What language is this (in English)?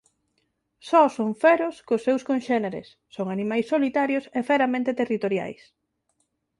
Galician